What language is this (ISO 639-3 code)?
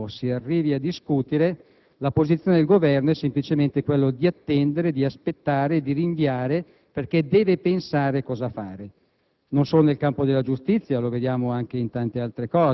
ita